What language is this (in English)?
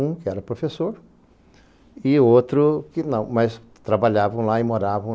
Portuguese